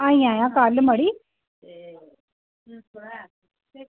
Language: Dogri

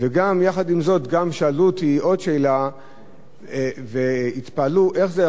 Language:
Hebrew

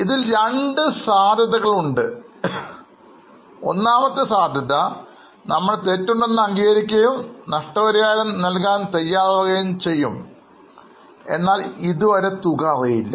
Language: Malayalam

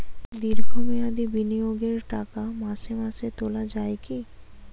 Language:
Bangla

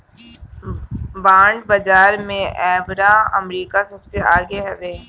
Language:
Bhojpuri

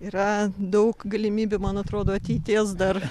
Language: Lithuanian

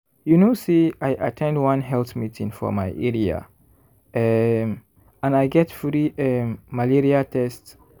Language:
Nigerian Pidgin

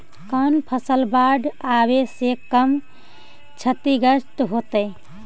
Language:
Magahi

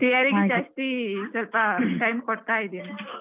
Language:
Kannada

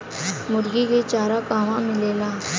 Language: Bhojpuri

